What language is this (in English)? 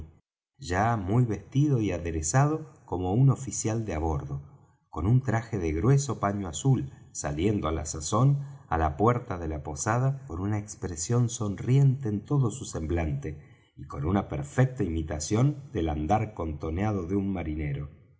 Spanish